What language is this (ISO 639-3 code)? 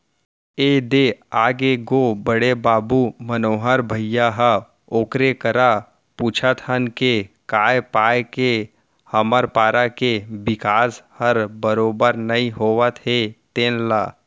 hne